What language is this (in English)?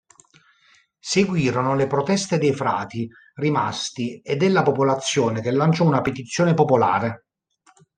Italian